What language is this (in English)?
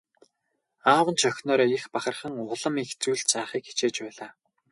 Mongolian